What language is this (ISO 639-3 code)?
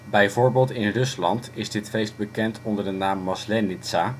nld